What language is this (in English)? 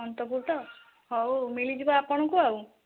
Odia